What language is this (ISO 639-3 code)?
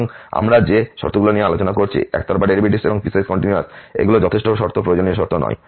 ben